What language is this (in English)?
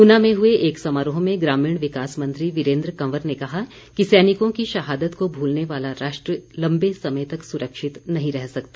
Hindi